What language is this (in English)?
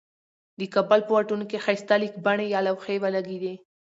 Pashto